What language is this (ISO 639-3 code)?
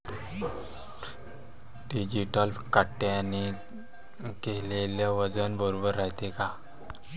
mar